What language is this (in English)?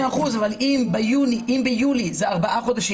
Hebrew